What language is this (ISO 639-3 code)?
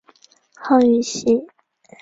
zho